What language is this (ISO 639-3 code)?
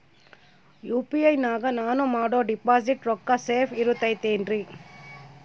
kan